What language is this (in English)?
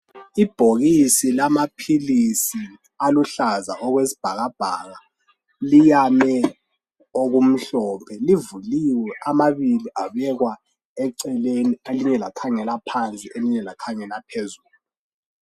North Ndebele